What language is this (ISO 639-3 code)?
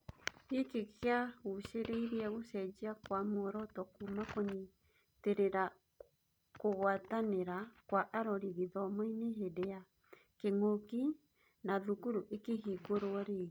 kik